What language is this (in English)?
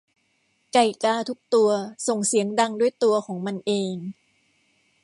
Thai